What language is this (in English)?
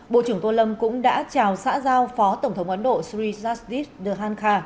Vietnamese